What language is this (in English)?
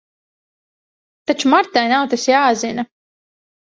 Latvian